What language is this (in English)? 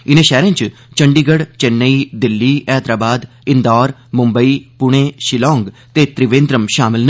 Dogri